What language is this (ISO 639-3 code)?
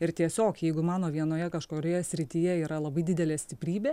lit